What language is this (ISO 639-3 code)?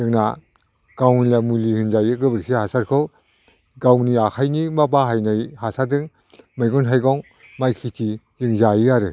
brx